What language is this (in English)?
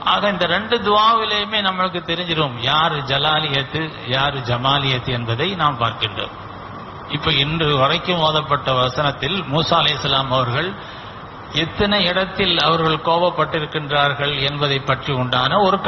Arabic